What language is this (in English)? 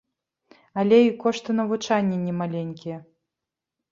Belarusian